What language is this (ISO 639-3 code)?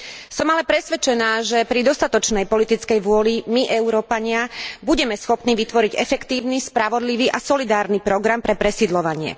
slk